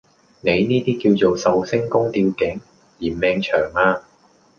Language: Cantonese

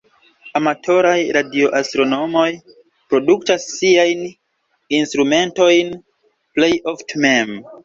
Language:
Esperanto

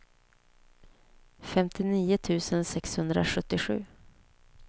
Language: Swedish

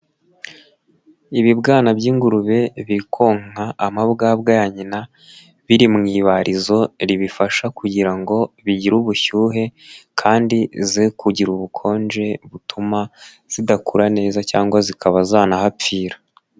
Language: Kinyarwanda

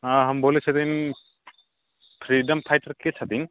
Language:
Maithili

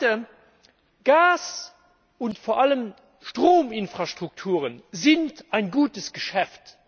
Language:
German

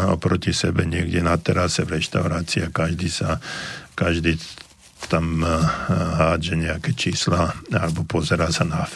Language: Slovak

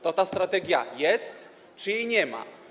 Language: Polish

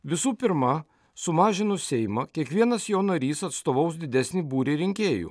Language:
Lithuanian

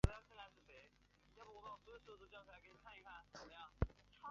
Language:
Chinese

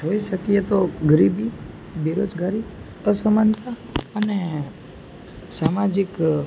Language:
Gujarati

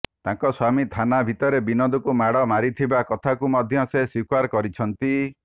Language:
Odia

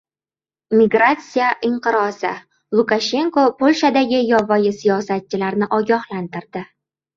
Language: Uzbek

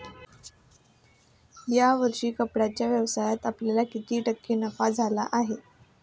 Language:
Marathi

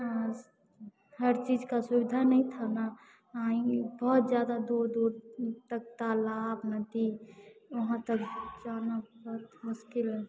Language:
Hindi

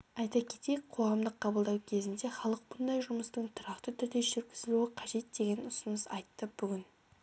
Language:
Kazakh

